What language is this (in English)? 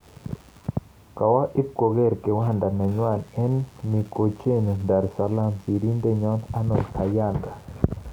Kalenjin